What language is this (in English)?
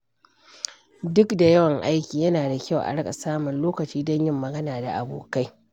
Hausa